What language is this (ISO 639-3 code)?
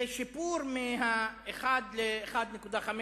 heb